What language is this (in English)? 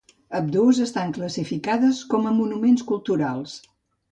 Catalan